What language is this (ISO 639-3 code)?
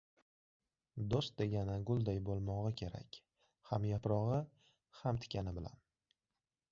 uzb